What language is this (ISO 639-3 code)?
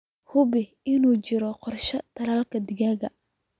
som